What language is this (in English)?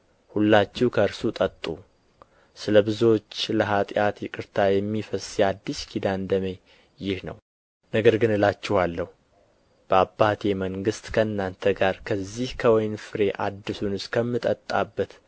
Amharic